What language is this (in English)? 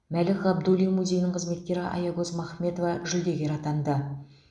Kazakh